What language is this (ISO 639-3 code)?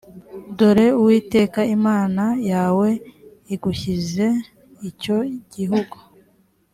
kin